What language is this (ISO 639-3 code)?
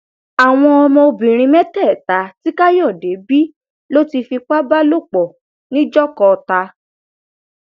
yor